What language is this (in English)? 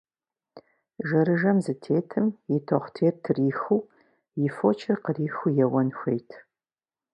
Kabardian